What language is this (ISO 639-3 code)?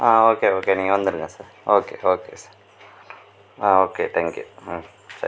tam